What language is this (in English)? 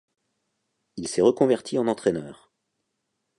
French